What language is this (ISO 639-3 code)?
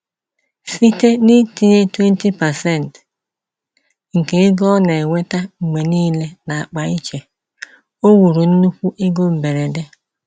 ibo